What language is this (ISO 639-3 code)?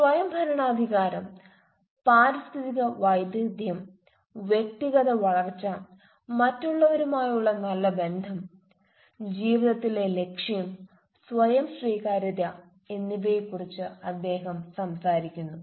mal